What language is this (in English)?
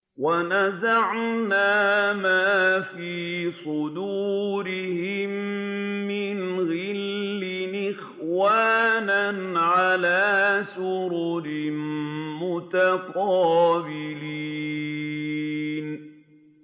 Arabic